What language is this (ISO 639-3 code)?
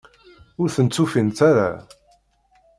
kab